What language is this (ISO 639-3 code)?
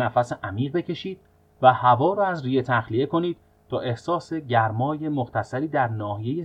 fas